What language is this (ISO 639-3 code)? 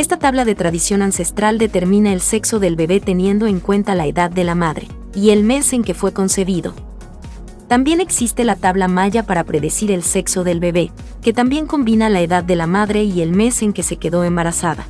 spa